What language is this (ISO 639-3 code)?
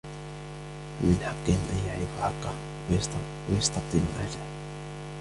ara